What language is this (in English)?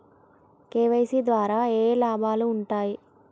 Telugu